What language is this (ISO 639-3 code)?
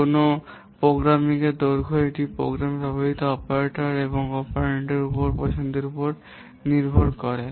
ben